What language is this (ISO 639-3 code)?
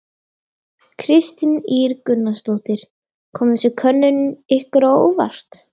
isl